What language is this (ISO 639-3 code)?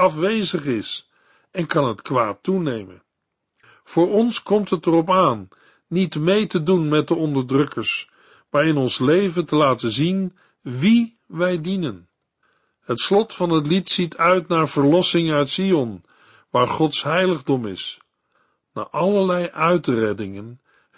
nld